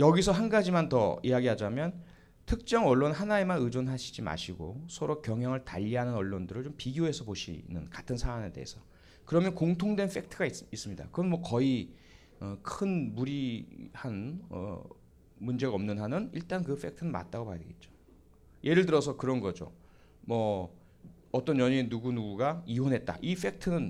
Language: Korean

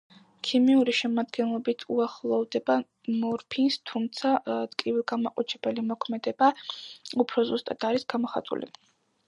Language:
Georgian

